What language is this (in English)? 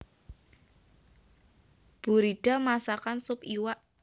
Javanese